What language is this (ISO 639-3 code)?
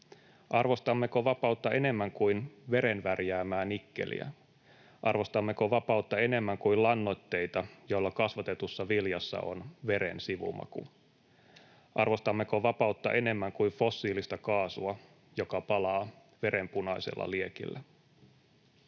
fin